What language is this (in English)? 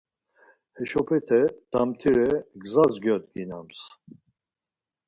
Laz